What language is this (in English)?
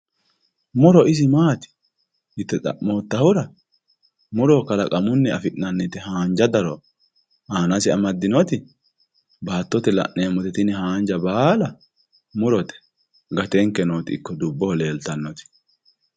Sidamo